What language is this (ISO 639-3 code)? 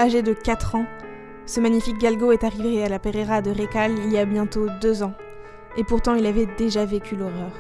fra